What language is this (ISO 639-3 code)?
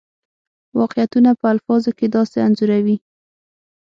pus